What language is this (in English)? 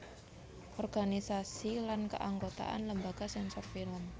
Javanese